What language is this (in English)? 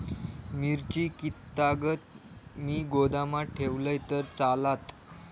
Marathi